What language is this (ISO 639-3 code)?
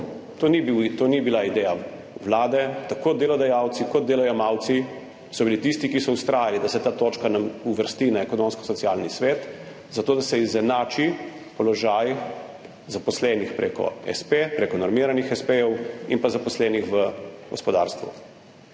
slv